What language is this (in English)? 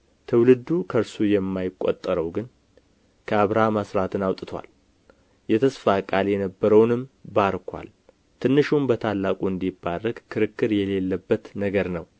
Amharic